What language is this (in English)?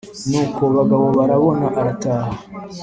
Kinyarwanda